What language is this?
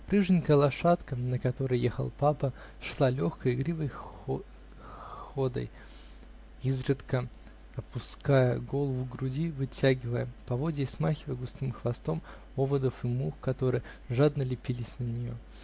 Russian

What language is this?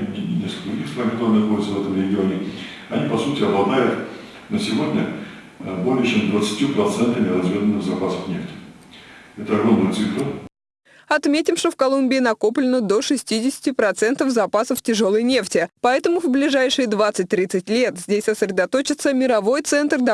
Russian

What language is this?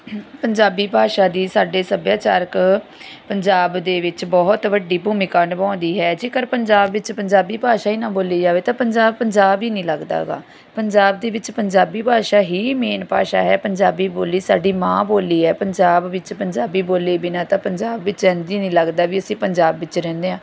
Punjabi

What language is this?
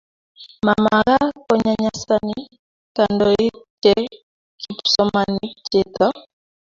Kalenjin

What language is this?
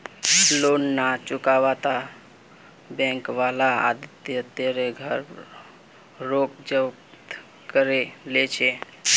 Magahi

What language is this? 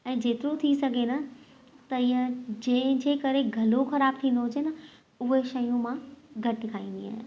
Sindhi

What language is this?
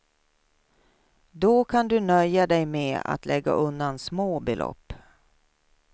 Swedish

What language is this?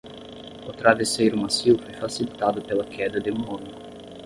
Portuguese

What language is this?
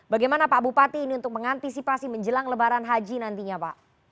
Indonesian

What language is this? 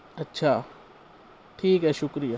Urdu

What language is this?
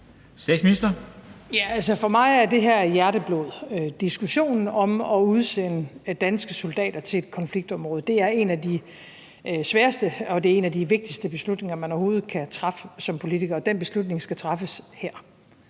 Danish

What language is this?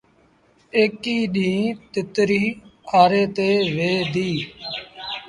Sindhi Bhil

